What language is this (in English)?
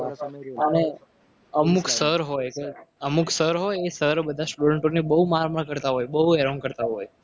Gujarati